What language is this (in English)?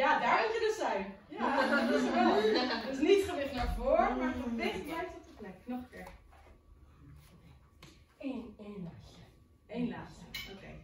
Dutch